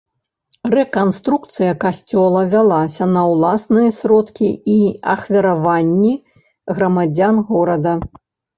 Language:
Belarusian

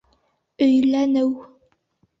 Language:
Bashkir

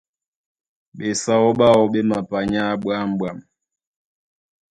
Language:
Duala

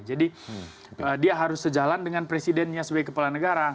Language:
Indonesian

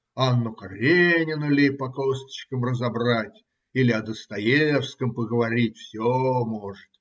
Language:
Russian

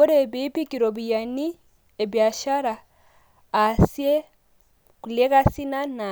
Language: Masai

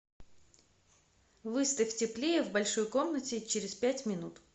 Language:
Russian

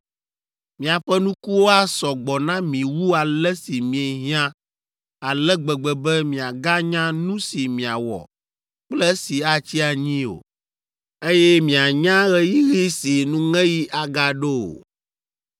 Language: Ewe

